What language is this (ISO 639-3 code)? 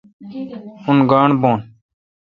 xka